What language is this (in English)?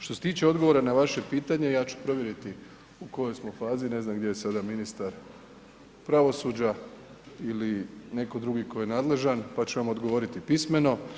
Croatian